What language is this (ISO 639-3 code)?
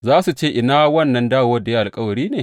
hau